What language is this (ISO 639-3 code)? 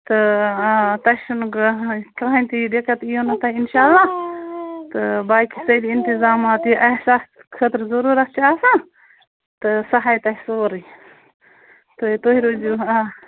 kas